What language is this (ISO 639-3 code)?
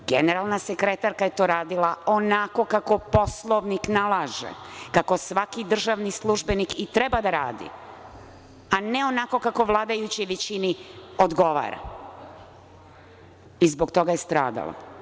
srp